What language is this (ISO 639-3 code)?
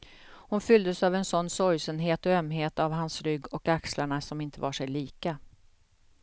swe